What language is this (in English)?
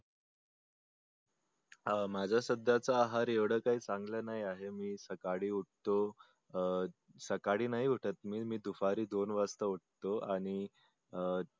Marathi